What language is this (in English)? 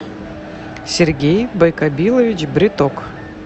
Russian